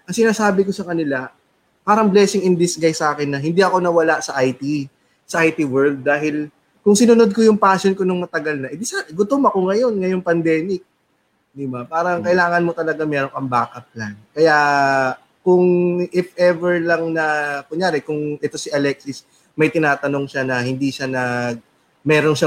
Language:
Filipino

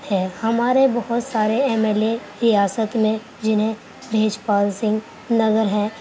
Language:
Urdu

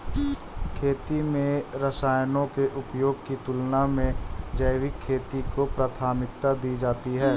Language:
Hindi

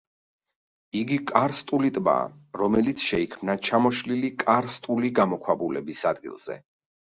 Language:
Georgian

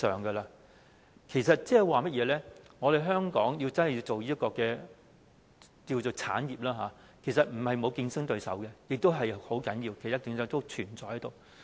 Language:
Cantonese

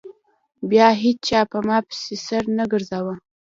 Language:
Pashto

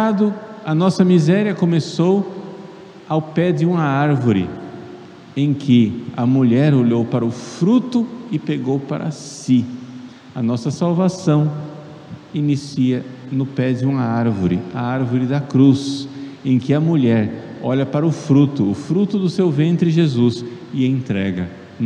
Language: Portuguese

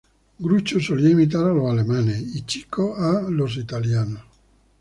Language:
Spanish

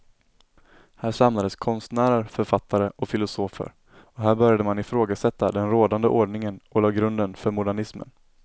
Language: Swedish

